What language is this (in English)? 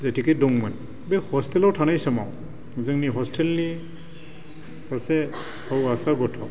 Bodo